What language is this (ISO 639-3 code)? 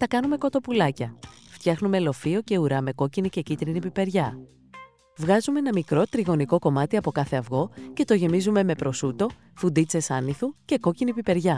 ell